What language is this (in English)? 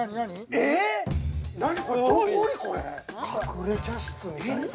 Japanese